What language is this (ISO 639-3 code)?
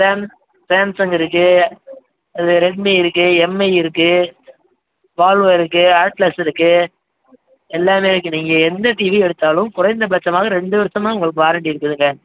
tam